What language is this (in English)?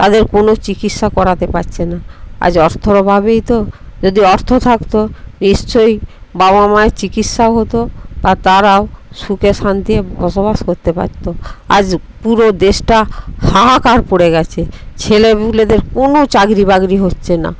Bangla